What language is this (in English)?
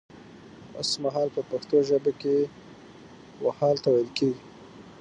Pashto